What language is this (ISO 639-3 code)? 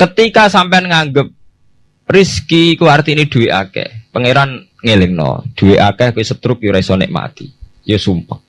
ind